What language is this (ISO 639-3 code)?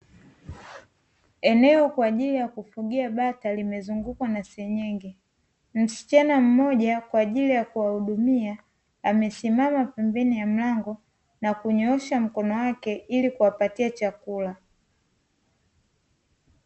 swa